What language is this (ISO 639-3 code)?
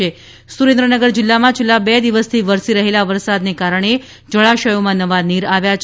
guj